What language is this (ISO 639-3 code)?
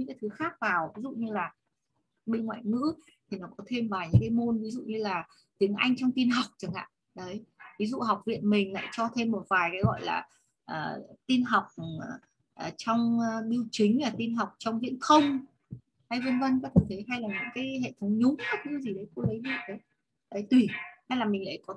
vie